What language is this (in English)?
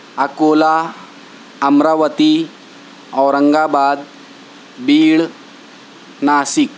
Urdu